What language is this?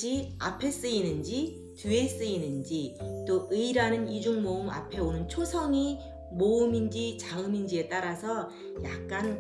Korean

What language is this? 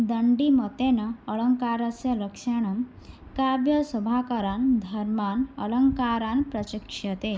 Sanskrit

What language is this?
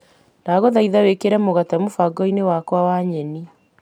Kikuyu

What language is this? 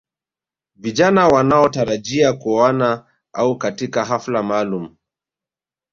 Swahili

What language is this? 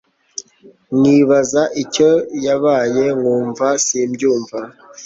Kinyarwanda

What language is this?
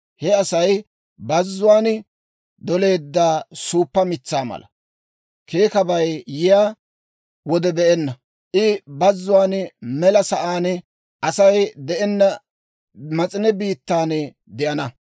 Dawro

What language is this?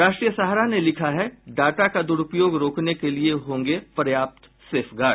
Hindi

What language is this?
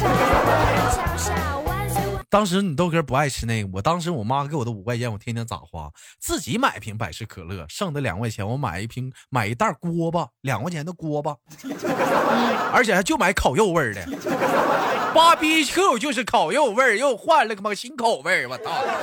Chinese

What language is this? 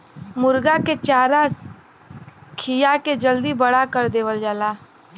Bhojpuri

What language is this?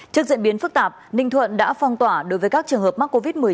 Vietnamese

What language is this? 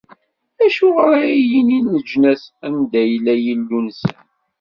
Kabyle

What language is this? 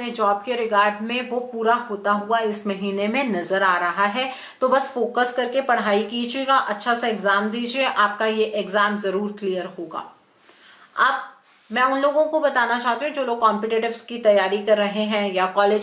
Hindi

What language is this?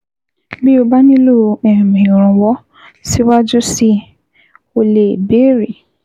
Yoruba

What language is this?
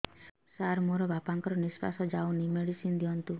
Odia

